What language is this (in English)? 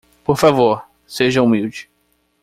Portuguese